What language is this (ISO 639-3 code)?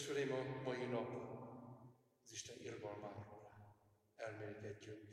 hun